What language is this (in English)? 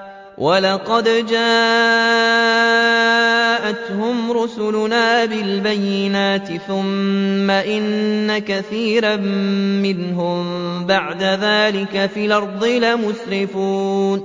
Arabic